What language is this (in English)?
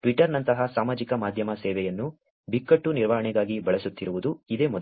Kannada